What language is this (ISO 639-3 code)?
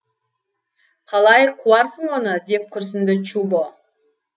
kaz